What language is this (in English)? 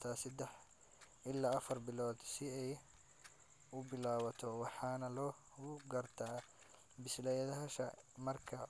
Somali